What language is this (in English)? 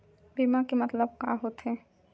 Chhattisgarhi